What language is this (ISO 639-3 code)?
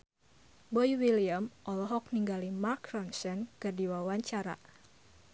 sun